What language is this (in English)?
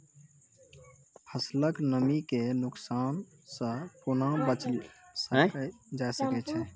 Maithili